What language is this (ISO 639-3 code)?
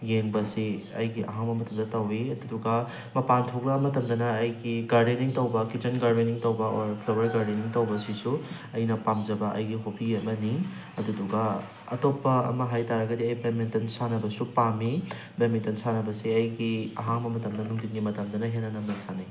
mni